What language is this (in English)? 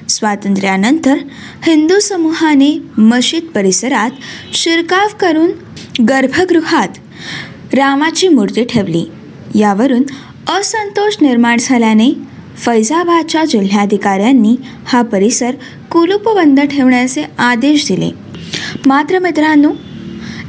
Marathi